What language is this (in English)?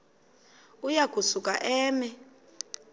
Xhosa